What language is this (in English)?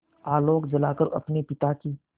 Hindi